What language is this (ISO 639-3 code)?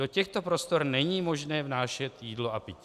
ces